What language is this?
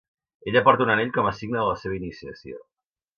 Catalan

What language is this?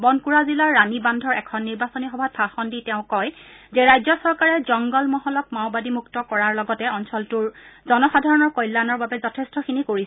Assamese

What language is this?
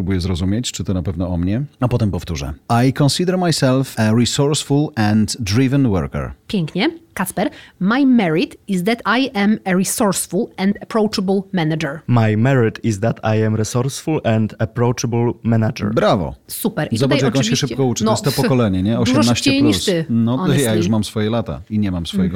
Polish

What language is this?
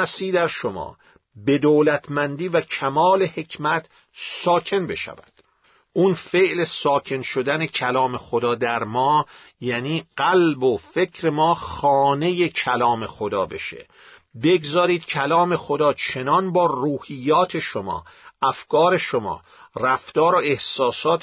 Persian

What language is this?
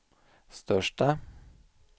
Swedish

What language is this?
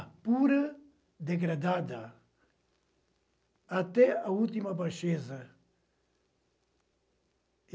Portuguese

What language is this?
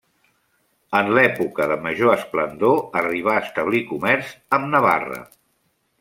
Catalan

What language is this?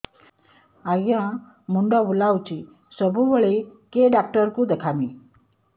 Odia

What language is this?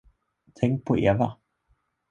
Swedish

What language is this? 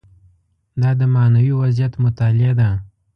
Pashto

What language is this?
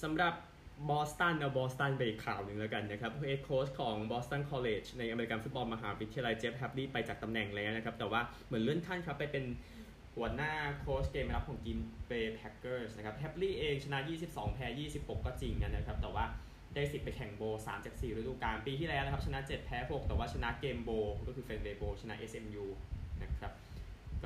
Thai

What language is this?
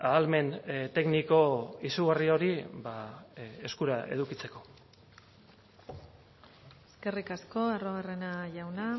Basque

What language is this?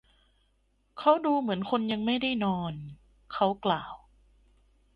Thai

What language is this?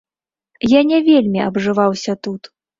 Belarusian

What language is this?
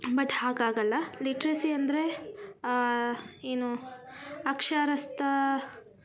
Kannada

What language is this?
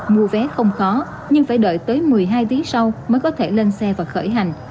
Vietnamese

